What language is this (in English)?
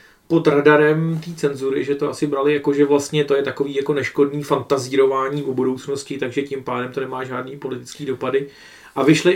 Czech